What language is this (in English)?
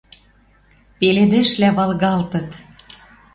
Western Mari